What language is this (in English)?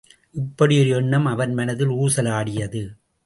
Tamil